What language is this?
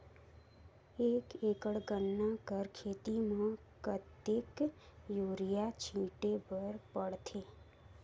Chhattisgarhi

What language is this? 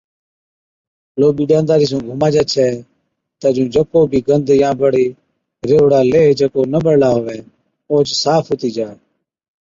Od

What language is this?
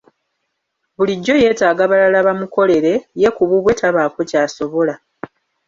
Ganda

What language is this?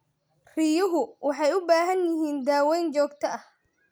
Somali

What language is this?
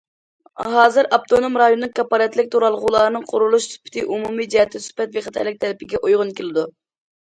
Uyghur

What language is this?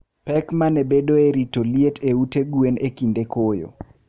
Luo (Kenya and Tanzania)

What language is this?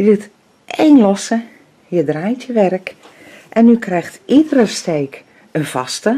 Dutch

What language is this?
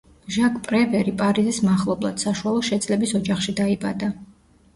Georgian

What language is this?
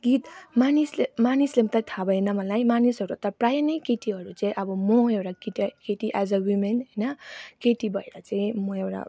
Nepali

